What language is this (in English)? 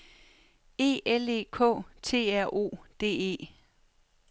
Danish